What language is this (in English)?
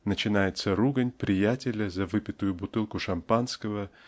Russian